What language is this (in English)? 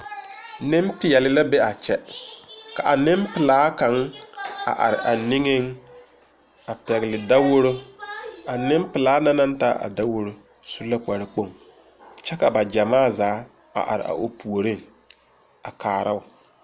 Southern Dagaare